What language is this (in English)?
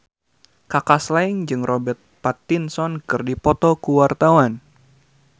Sundanese